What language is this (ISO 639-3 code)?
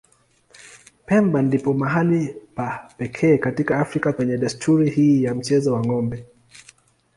swa